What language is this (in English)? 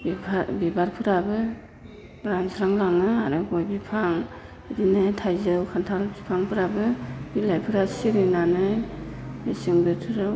Bodo